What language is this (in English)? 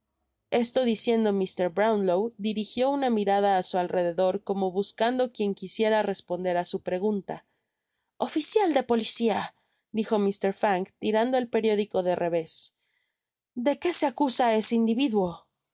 Spanish